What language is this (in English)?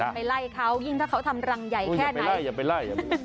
Thai